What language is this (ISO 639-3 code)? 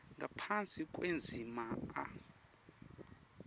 ssw